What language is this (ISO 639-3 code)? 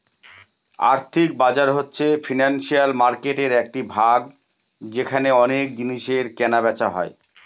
ben